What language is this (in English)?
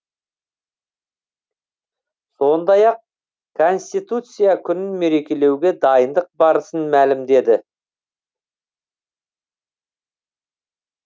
Kazakh